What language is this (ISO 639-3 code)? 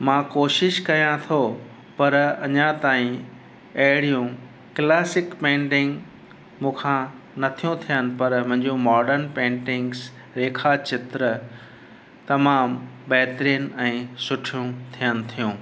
snd